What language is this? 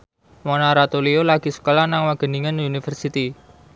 Javanese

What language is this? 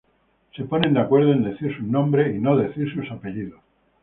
Spanish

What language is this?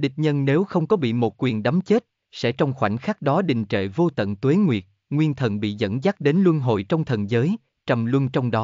Vietnamese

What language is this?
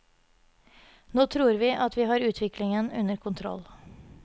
Norwegian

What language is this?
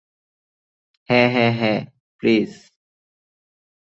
Bangla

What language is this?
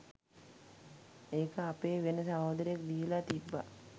Sinhala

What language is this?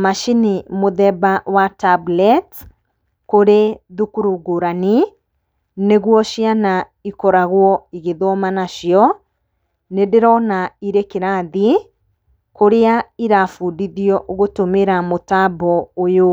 Kikuyu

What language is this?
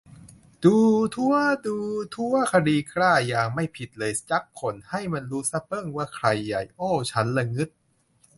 Thai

